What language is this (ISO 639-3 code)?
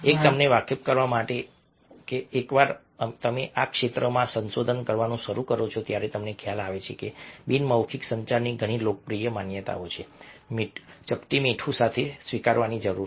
guj